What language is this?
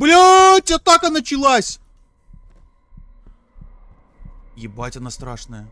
Russian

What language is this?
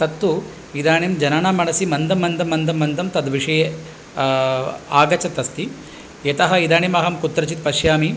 Sanskrit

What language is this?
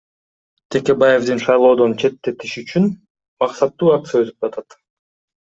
Kyrgyz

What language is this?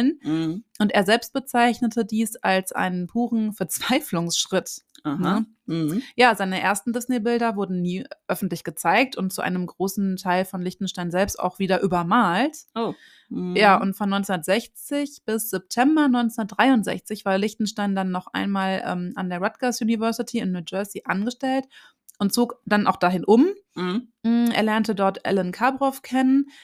German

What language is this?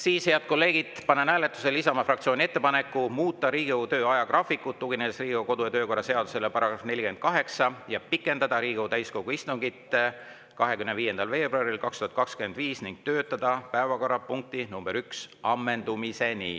Estonian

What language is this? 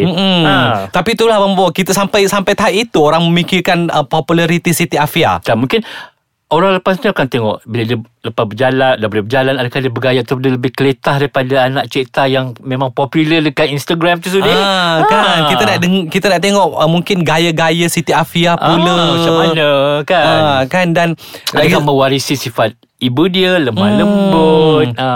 Malay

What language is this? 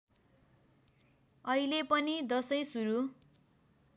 Nepali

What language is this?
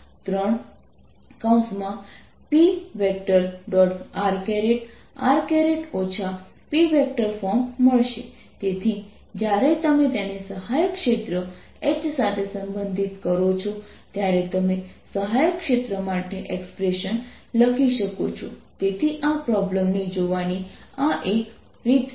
Gujarati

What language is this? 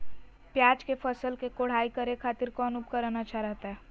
Magahi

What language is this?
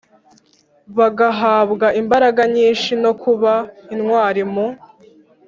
Kinyarwanda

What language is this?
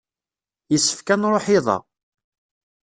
Kabyle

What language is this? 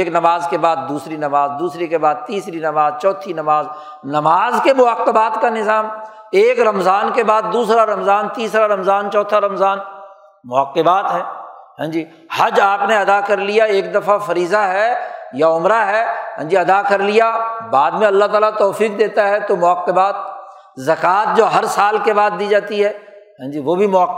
Urdu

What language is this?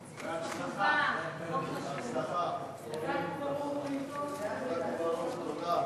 Hebrew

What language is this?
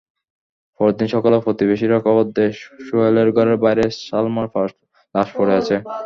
Bangla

